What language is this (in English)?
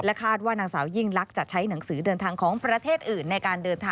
Thai